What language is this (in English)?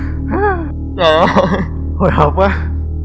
Vietnamese